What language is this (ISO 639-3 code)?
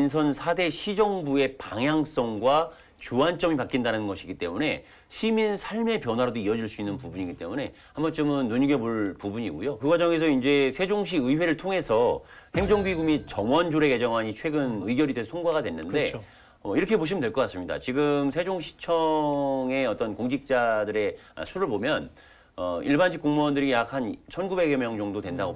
kor